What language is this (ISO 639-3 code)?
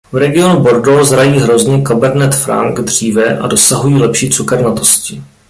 ces